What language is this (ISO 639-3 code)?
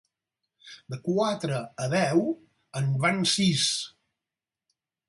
cat